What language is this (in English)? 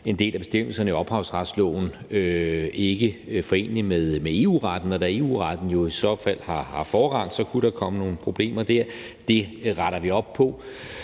Danish